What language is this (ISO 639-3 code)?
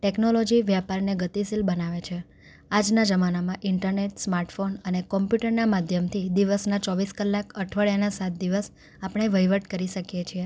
guj